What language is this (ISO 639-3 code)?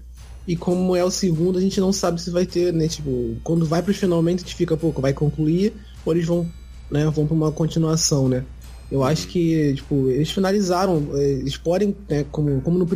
por